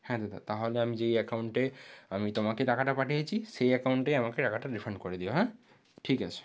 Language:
Bangla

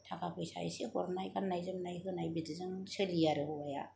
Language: Bodo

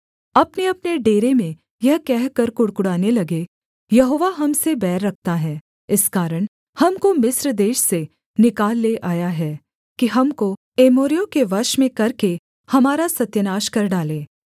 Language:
Hindi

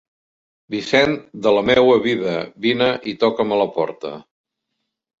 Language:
Catalan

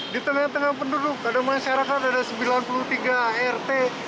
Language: Indonesian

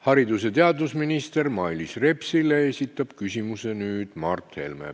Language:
Estonian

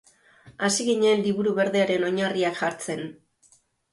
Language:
Basque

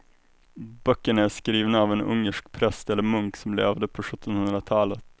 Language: Swedish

